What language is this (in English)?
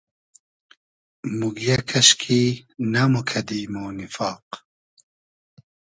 Hazaragi